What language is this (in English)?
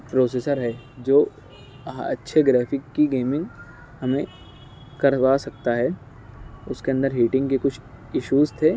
Urdu